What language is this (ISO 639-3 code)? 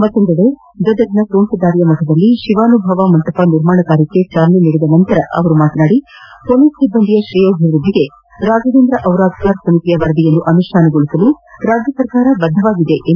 kan